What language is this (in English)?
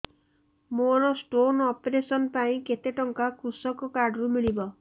Odia